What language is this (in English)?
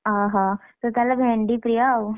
Odia